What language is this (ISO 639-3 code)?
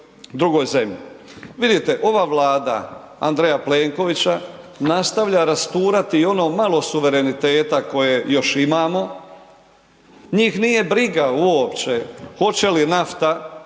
hrv